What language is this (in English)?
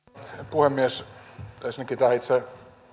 Finnish